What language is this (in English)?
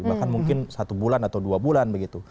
Indonesian